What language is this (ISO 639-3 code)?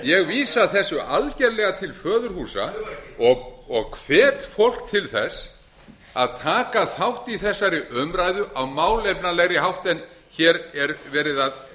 isl